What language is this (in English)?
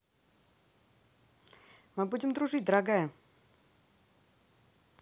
Russian